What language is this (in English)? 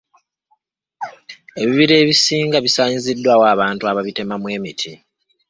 Ganda